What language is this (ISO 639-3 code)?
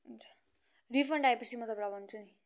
nep